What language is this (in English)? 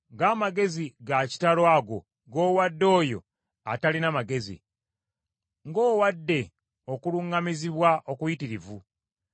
Ganda